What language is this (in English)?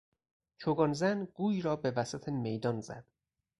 Persian